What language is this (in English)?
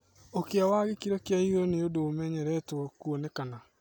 Kikuyu